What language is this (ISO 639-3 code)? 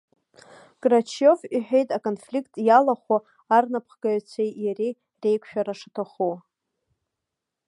abk